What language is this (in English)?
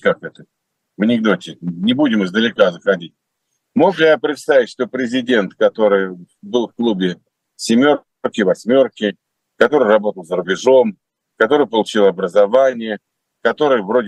Russian